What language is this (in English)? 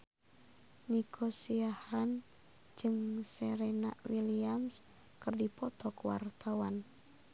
Sundanese